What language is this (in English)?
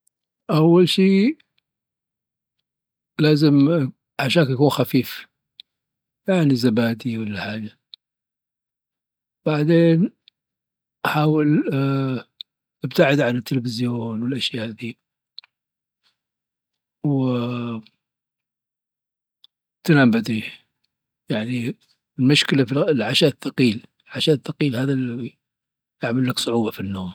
Dhofari Arabic